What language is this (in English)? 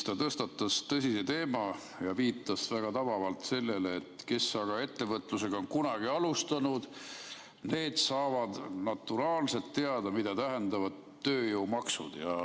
Estonian